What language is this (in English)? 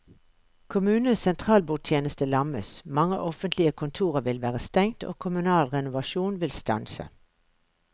Norwegian